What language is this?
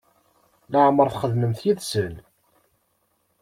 Kabyle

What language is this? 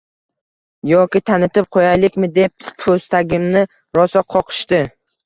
Uzbek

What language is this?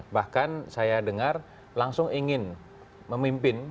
Indonesian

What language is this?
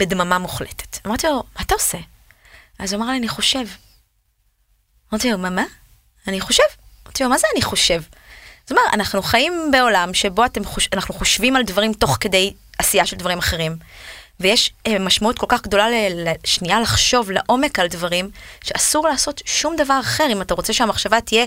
Hebrew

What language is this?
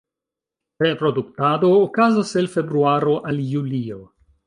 Esperanto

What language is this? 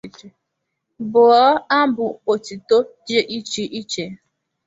Igbo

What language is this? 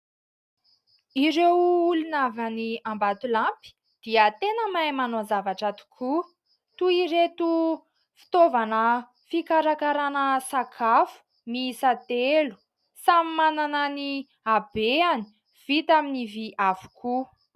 Malagasy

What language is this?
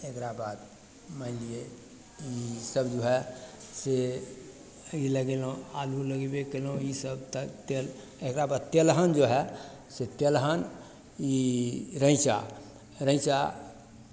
Maithili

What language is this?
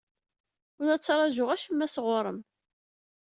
Kabyle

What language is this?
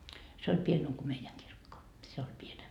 Finnish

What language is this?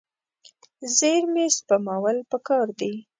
Pashto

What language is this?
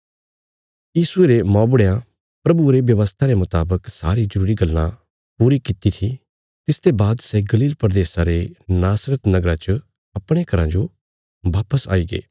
Bilaspuri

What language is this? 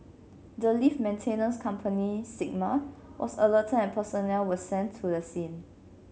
English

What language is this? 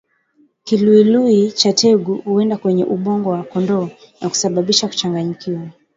Swahili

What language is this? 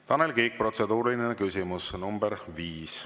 Estonian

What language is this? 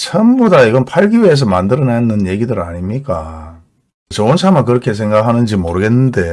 Korean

